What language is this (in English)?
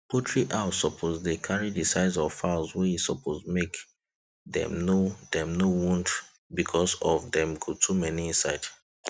Nigerian Pidgin